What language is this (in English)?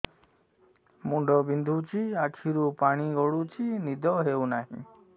Odia